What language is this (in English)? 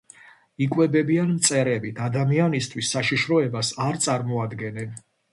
Georgian